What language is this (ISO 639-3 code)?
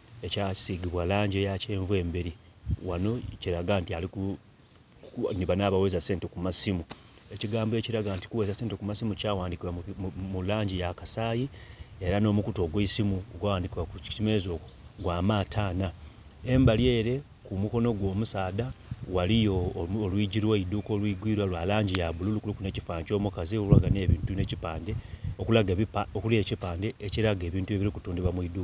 xog